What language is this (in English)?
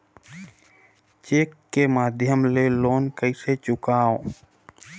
Chhattisgarhi